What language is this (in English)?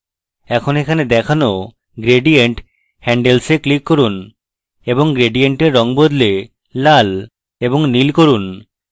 Bangla